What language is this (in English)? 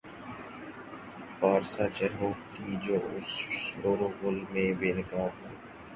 Urdu